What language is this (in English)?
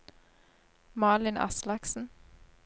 Norwegian